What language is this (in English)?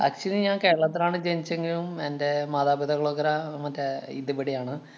Malayalam